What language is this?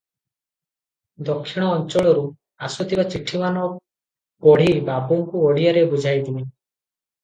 Odia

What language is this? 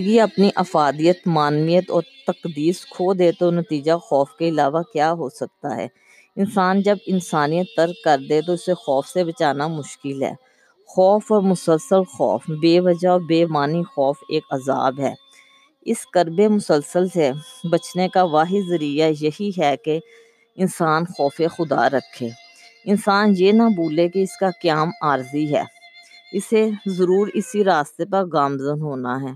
Urdu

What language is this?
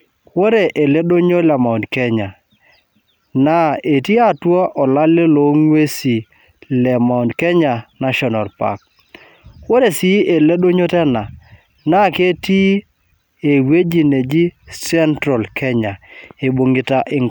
Masai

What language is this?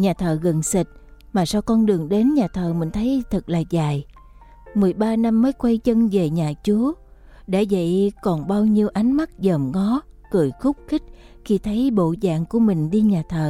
Vietnamese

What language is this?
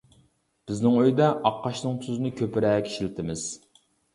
Uyghur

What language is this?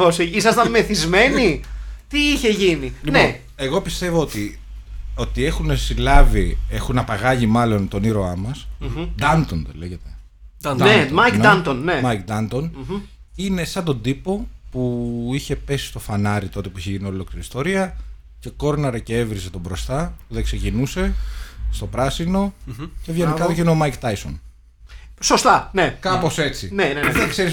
Greek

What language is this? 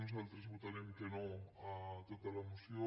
Catalan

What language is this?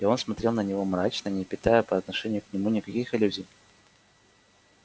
Russian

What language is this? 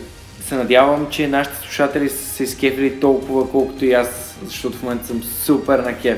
Bulgarian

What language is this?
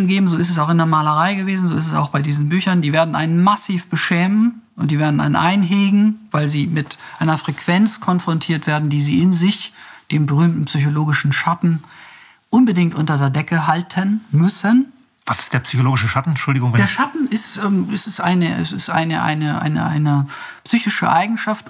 German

